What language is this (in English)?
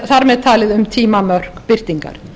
Icelandic